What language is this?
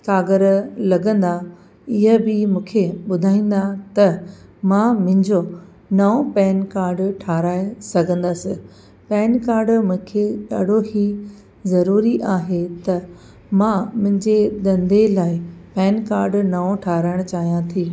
Sindhi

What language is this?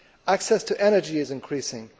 English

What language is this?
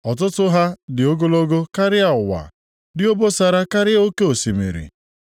Igbo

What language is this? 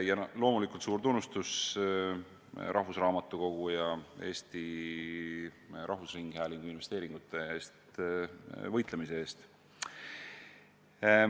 Estonian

